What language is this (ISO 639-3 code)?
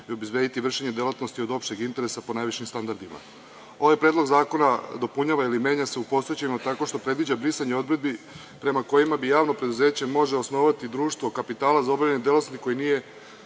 srp